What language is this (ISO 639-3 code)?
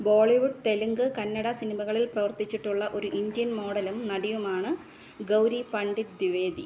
mal